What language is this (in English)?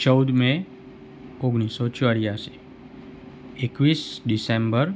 Gujarati